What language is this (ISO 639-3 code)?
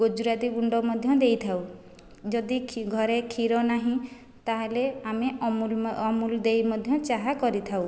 ori